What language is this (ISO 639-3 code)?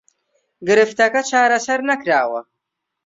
ckb